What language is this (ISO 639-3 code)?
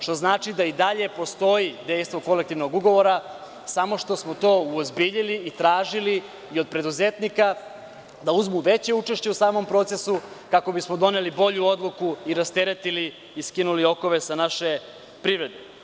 srp